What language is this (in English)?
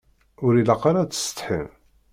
Kabyle